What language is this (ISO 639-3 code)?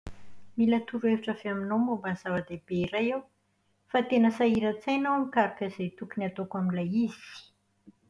mlg